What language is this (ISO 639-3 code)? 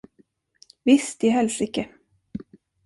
swe